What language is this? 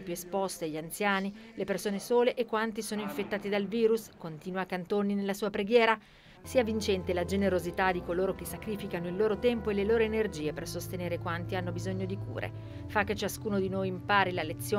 Italian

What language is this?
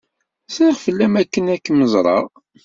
Kabyle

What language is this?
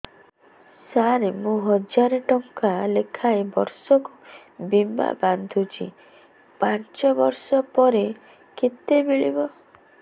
Odia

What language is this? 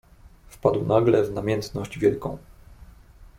Polish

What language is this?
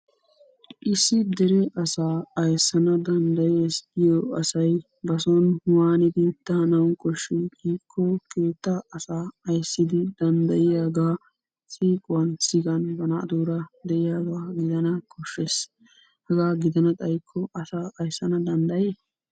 Wolaytta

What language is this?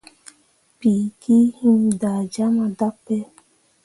Mundang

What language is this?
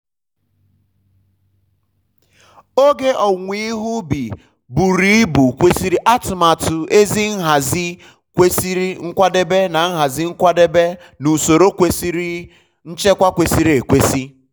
Igbo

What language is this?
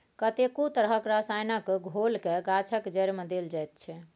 Maithili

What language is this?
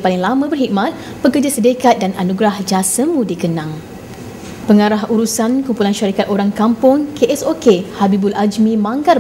Malay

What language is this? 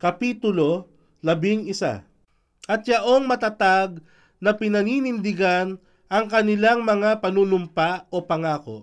Filipino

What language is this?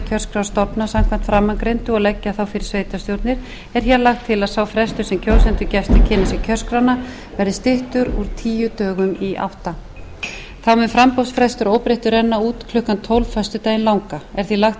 Icelandic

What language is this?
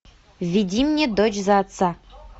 Russian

